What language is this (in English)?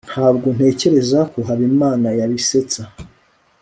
Kinyarwanda